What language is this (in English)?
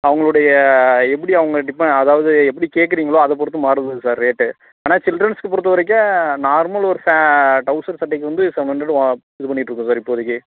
Tamil